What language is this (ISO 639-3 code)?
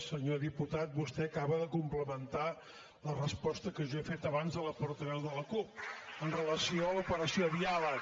cat